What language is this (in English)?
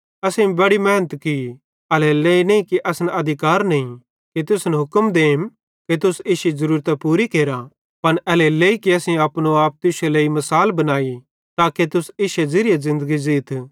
Bhadrawahi